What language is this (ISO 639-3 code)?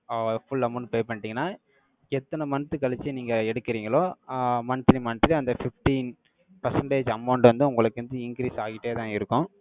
tam